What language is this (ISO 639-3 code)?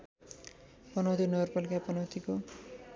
nep